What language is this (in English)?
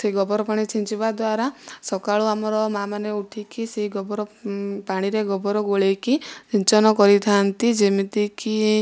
Odia